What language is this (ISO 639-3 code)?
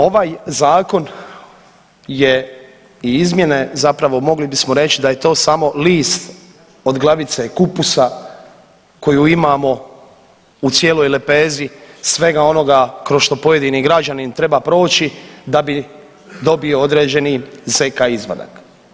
hrv